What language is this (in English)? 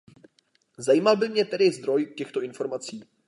Czech